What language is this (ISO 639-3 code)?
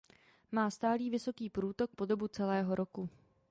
ces